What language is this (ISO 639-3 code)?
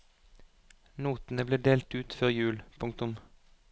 nor